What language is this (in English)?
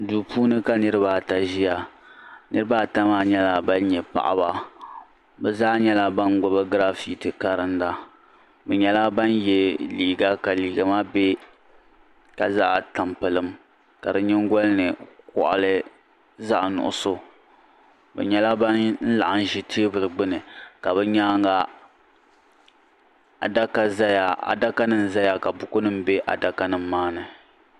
Dagbani